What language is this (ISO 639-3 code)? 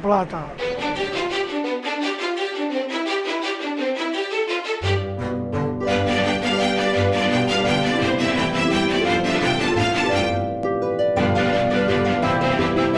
spa